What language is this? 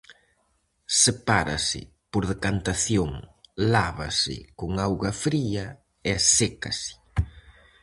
Galician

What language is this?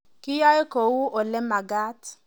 Kalenjin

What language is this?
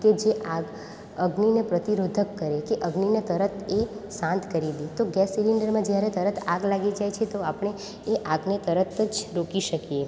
Gujarati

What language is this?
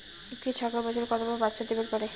Bangla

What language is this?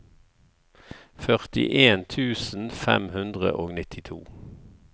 Norwegian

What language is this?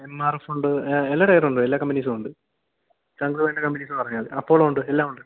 Malayalam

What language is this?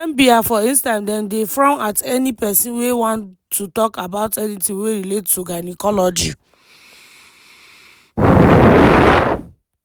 Nigerian Pidgin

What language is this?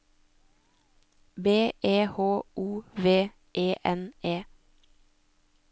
Norwegian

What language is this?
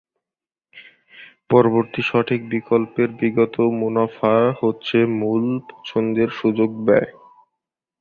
Bangla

